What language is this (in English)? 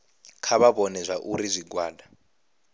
Venda